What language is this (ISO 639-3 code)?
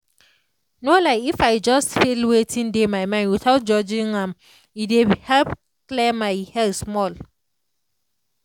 pcm